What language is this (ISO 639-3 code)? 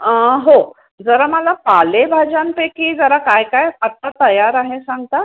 mar